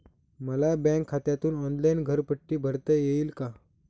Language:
Marathi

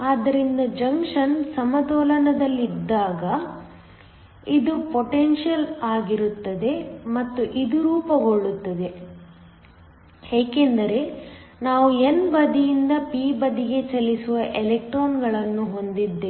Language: Kannada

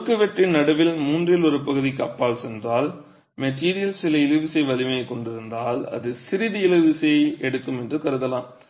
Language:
Tamil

